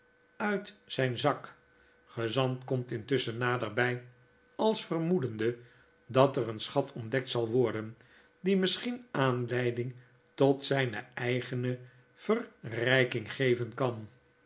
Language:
Dutch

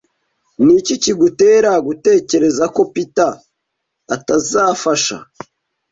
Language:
Kinyarwanda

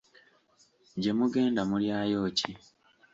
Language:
Ganda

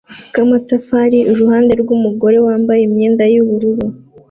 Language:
Kinyarwanda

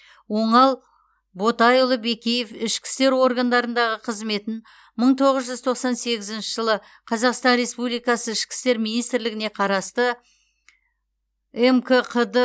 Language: Kazakh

